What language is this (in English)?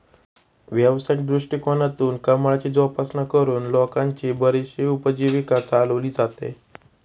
Marathi